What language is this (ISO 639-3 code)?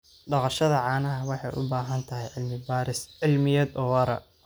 som